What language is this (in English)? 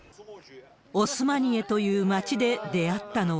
Japanese